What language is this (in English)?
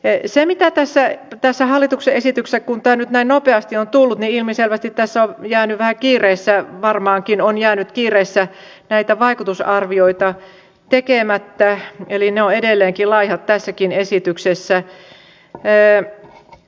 Finnish